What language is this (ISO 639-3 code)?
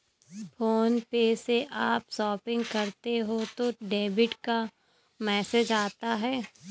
hin